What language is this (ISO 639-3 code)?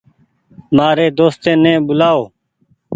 gig